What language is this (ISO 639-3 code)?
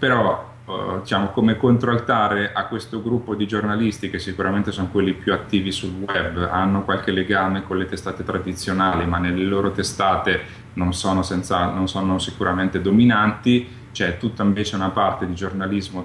ita